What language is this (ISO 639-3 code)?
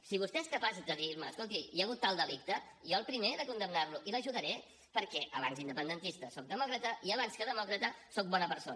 cat